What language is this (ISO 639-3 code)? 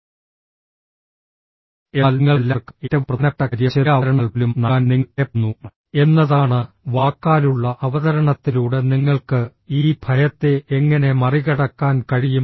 mal